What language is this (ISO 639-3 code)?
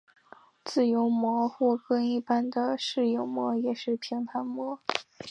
zho